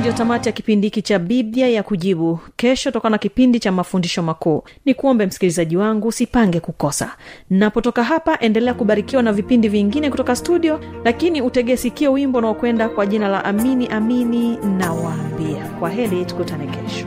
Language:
Swahili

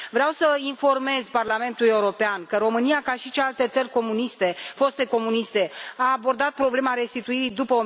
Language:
Romanian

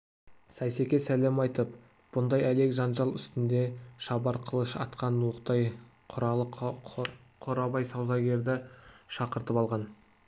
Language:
Kazakh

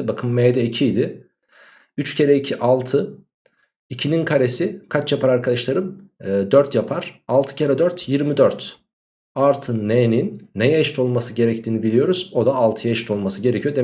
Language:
Turkish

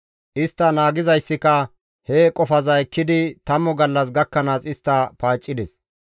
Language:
Gamo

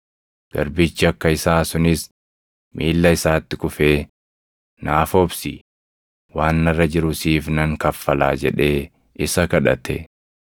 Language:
Oromo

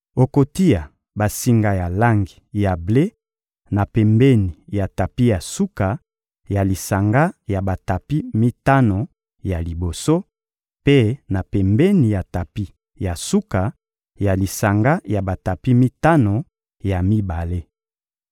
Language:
Lingala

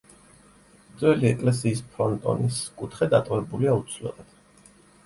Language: Georgian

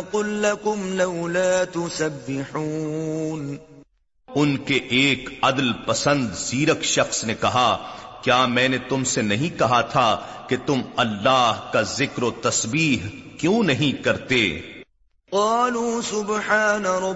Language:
Urdu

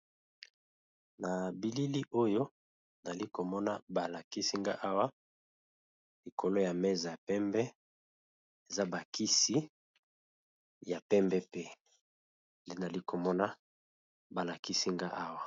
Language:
Lingala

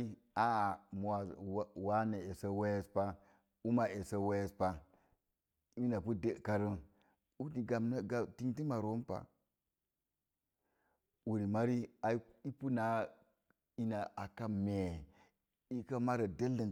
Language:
Mom Jango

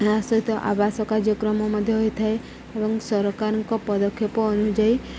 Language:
Odia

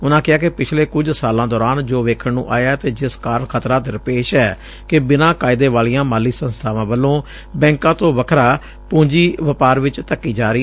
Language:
Punjabi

